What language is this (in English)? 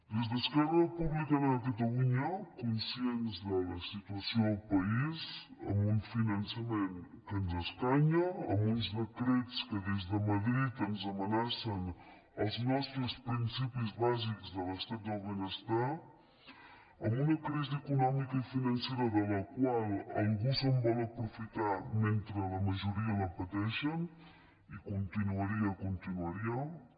Catalan